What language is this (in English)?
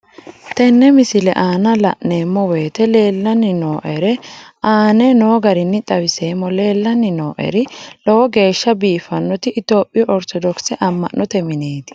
Sidamo